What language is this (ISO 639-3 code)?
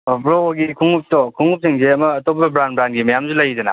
mni